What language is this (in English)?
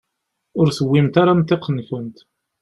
Kabyle